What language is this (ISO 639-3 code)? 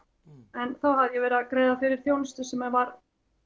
isl